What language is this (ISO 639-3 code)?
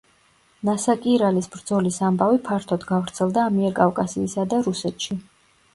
kat